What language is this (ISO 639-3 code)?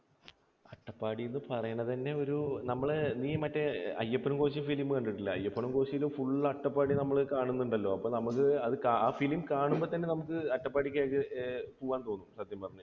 mal